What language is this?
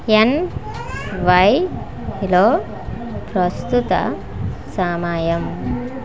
Telugu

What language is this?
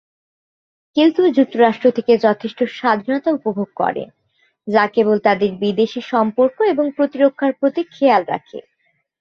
Bangla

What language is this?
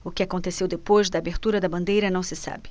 Portuguese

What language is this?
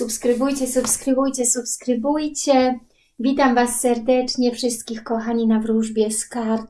Polish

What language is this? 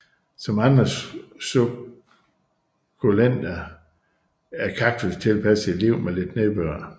Danish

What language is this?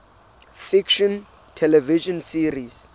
Southern Sotho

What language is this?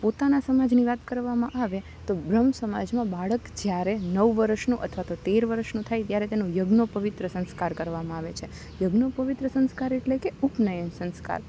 Gujarati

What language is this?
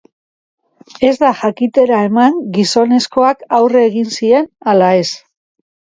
Basque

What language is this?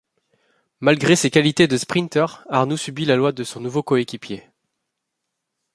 French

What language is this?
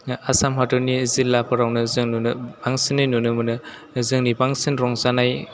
Bodo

